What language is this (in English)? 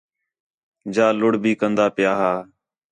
Khetrani